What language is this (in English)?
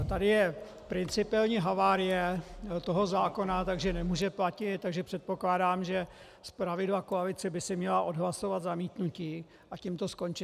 Czech